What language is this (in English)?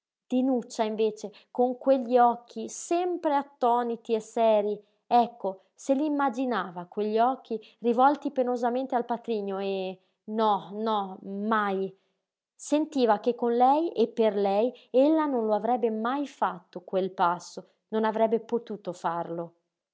Italian